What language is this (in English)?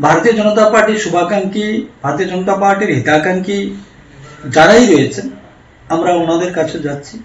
Bangla